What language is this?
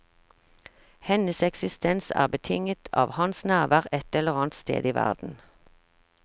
Norwegian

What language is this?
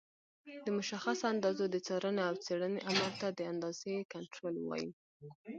Pashto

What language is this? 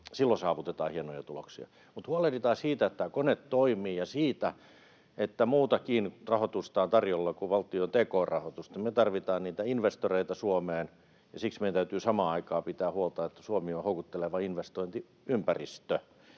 Finnish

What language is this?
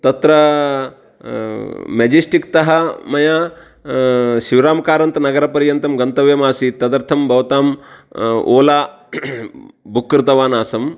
Sanskrit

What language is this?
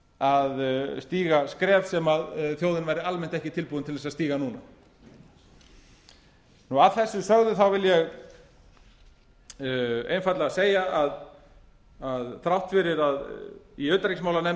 Icelandic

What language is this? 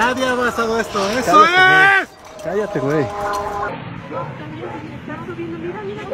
Spanish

